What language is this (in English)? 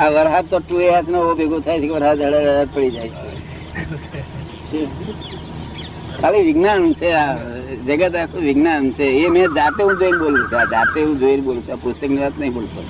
Gujarati